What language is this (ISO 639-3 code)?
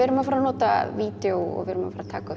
isl